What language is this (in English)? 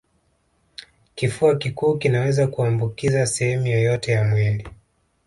Swahili